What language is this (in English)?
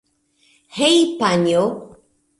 Esperanto